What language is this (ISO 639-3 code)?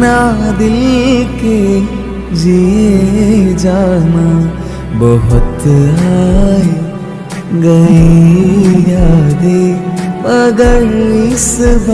hin